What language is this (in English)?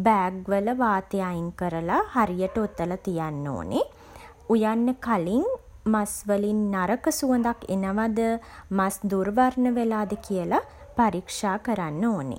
Sinhala